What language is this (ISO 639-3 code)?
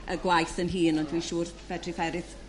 cym